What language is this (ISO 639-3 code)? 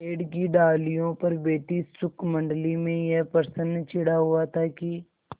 hin